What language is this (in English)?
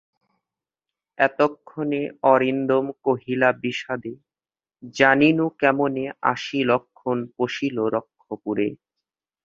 Bangla